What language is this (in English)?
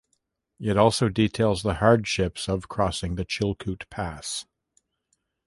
English